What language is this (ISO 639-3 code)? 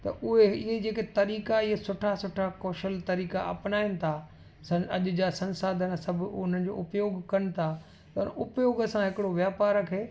snd